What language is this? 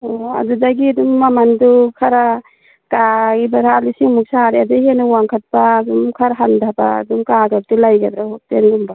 Manipuri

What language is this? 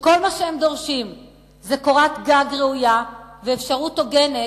Hebrew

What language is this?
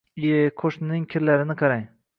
Uzbek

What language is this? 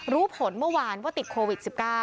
Thai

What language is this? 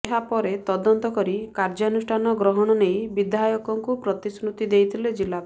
Odia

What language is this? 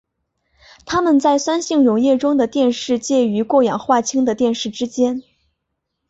Chinese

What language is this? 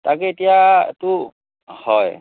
Assamese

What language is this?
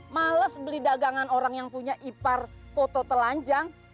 Indonesian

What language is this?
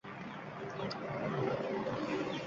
Uzbek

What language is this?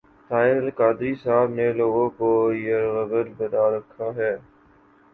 Urdu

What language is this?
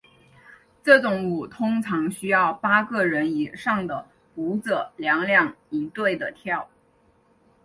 Chinese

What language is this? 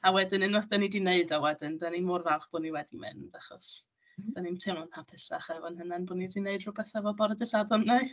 Welsh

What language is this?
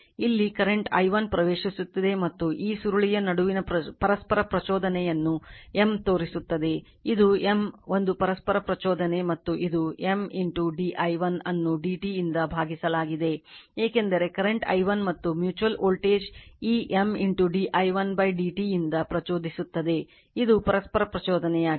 Kannada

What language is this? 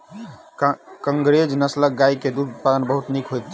Maithili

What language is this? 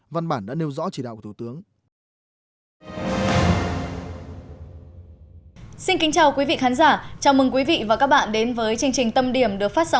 Vietnamese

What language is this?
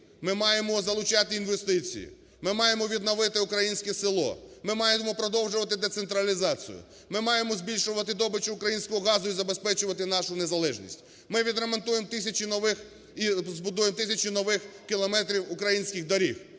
Ukrainian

